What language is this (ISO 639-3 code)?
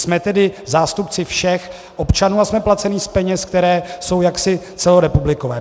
ces